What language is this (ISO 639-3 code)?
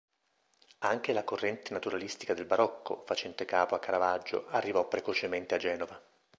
ita